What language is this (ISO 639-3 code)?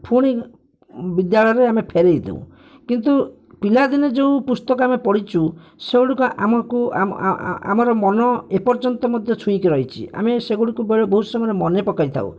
ori